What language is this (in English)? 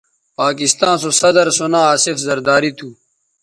Bateri